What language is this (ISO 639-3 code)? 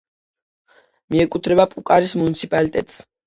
kat